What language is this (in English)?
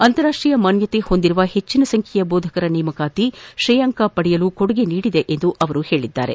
Kannada